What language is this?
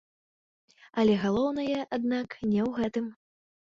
Belarusian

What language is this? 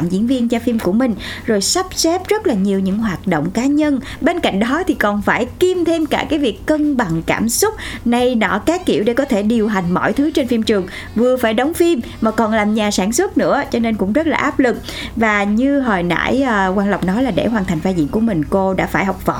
Vietnamese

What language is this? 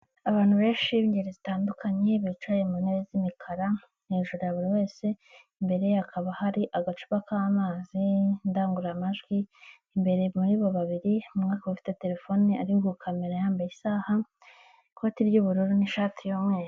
Kinyarwanda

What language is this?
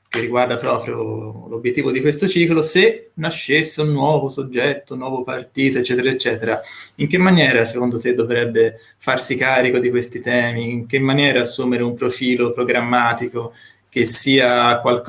Italian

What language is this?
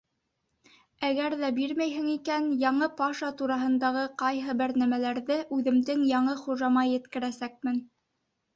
Bashkir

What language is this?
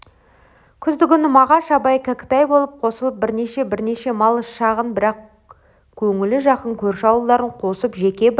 Kazakh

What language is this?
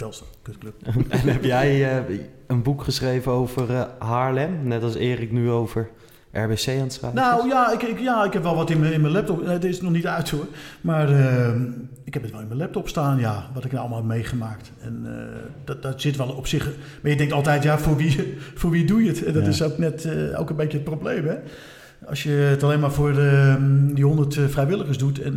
Dutch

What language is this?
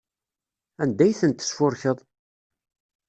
Kabyle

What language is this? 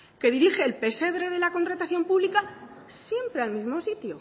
Spanish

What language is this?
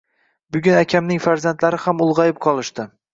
Uzbek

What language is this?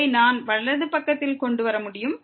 Tamil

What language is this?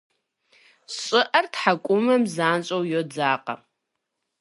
Kabardian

